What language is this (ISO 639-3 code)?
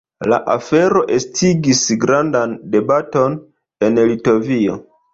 epo